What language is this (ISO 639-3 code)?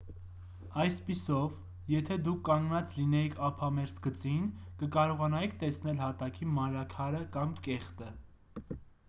hye